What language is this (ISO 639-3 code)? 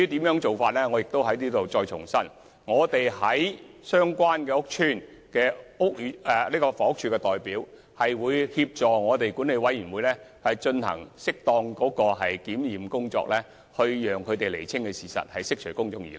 yue